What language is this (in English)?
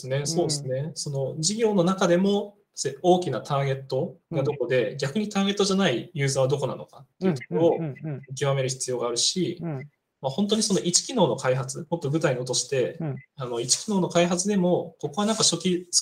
Japanese